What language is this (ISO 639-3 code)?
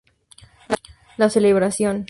spa